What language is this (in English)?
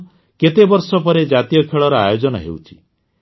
Odia